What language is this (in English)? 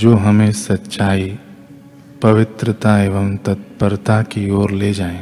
Hindi